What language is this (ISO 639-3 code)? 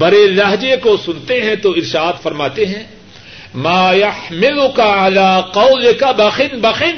urd